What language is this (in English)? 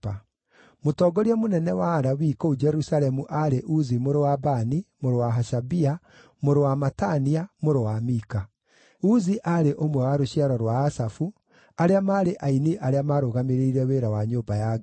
Kikuyu